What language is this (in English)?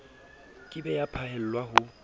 Southern Sotho